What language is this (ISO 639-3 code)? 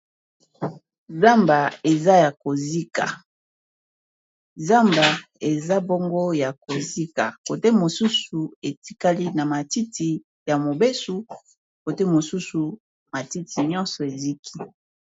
lin